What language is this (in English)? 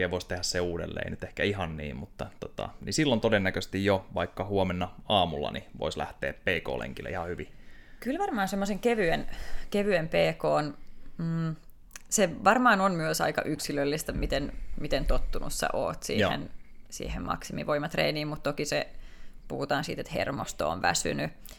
Finnish